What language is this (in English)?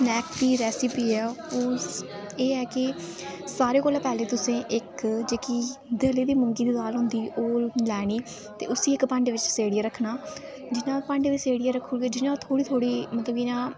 Dogri